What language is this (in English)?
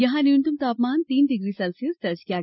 Hindi